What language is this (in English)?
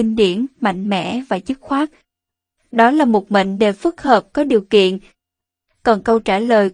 Vietnamese